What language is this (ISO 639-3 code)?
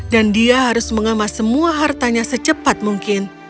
ind